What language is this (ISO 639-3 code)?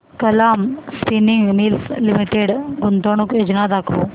mar